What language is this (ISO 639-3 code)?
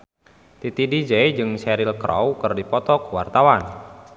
sun